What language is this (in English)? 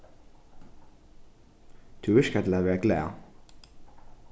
Faroese